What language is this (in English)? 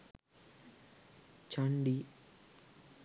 Sinhala